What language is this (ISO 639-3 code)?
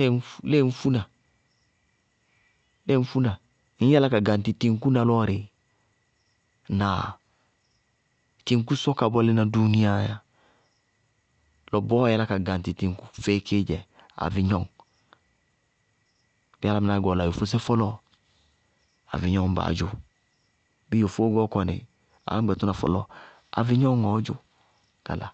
bqg